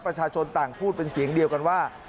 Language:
Thai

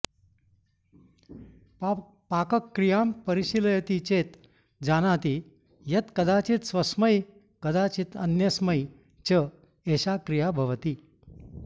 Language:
Sanskrit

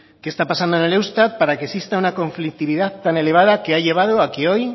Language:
Spanish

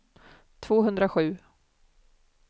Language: Swedish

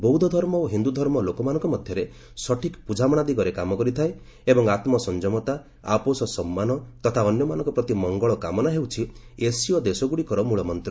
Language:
Odia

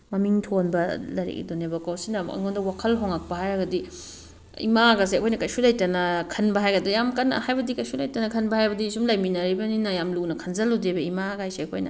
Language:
Manipuri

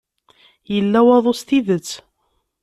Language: Kabyle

